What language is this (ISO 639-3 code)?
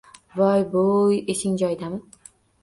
uzb